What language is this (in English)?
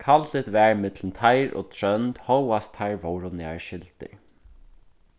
Faroese